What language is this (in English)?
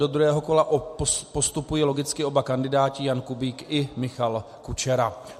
Czech